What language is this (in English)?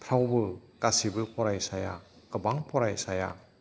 Bodo